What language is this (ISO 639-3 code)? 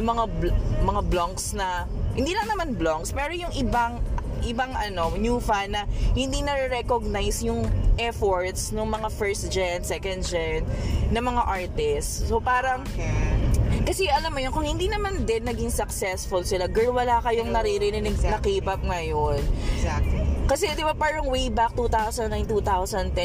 fil